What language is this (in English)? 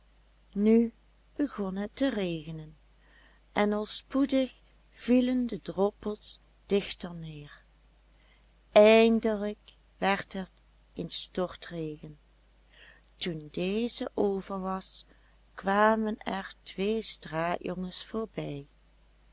Dutch